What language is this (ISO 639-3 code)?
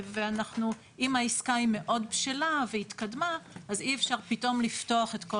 heb